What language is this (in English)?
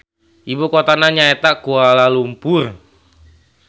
Sundanese